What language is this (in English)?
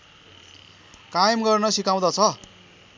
Nepali